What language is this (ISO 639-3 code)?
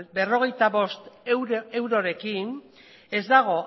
eus